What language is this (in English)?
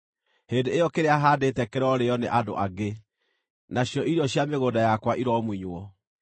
Kikuyu